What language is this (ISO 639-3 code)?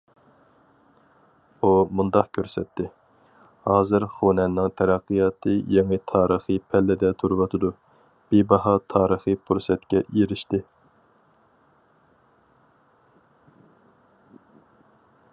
uig